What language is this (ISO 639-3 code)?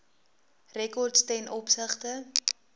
afr